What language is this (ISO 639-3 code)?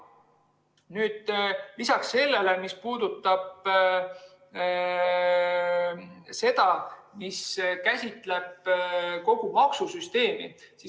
est